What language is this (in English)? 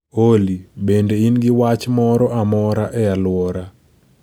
Luo (Kenya and Tanzania)